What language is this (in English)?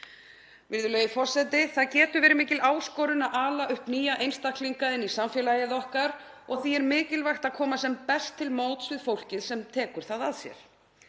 Icelandic